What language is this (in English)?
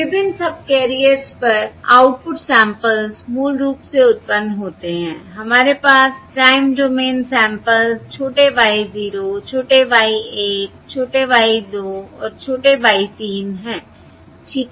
Hindi